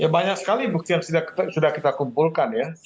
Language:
Indonesian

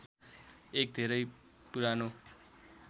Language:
Nepali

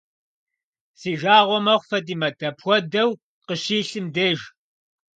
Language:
Kabardian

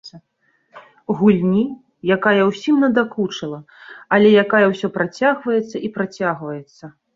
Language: Belarusian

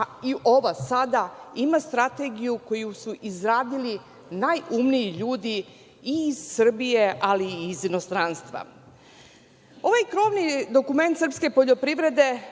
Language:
Serbian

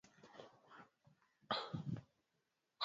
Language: Swahili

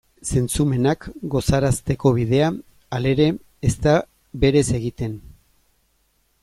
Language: Basque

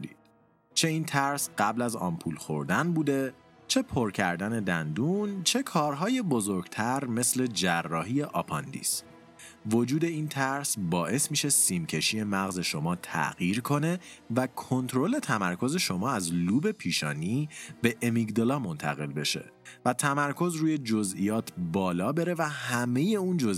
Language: Persian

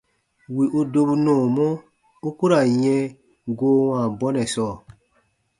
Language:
Baatonum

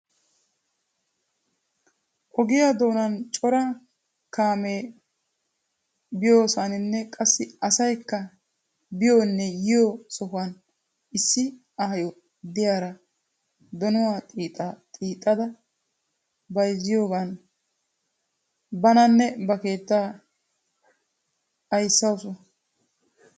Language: Wolaytta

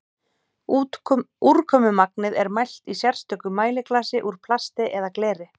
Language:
Icelandic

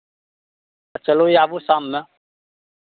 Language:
Maithili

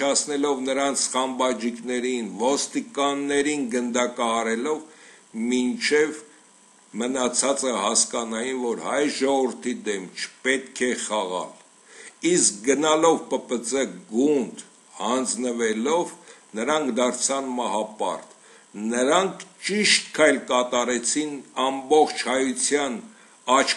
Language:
Turkish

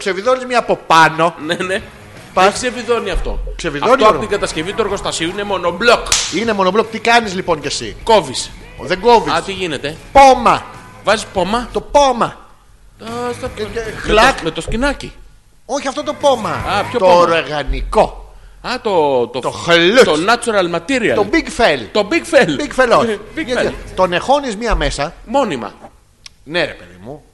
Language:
Greek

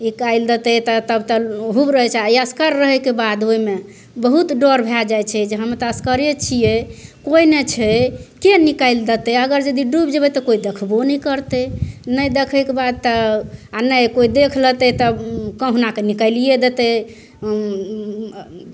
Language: Maithili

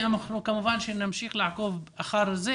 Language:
Hebrew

